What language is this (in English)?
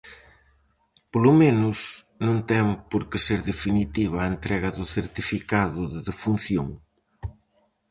Galician